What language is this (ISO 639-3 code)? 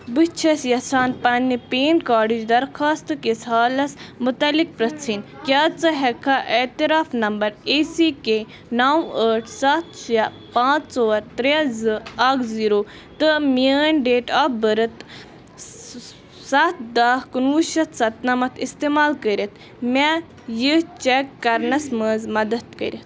kas